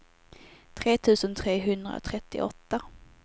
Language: Swedish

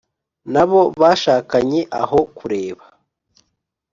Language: Kinyarwanda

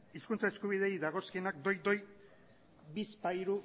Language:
Basque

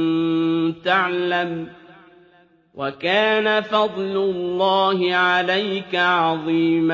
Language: Arabic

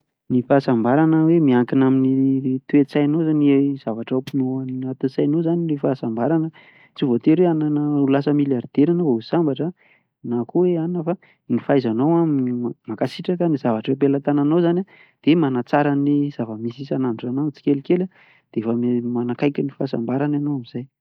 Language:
Malagasy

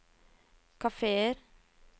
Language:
Norwegian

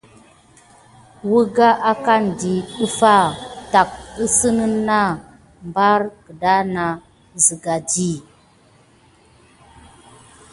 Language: Gidar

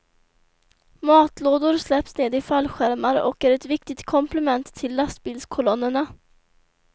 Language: Swedish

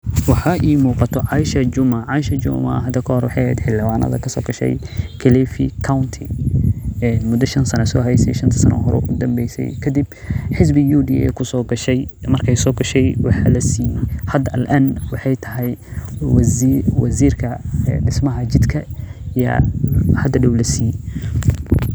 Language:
Somali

